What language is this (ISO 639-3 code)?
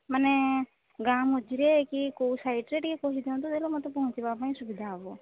ori